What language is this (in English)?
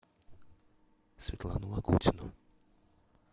Russian